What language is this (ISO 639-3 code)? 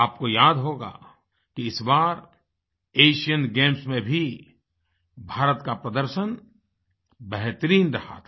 hin